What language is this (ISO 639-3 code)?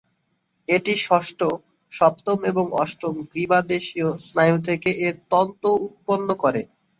ben